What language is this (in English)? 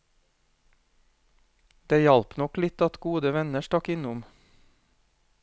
Norwegian